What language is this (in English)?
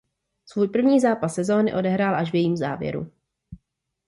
Czech